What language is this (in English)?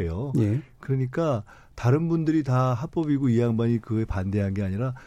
Korean